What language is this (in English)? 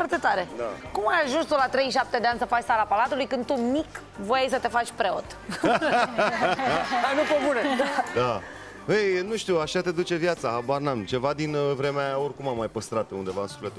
Romanian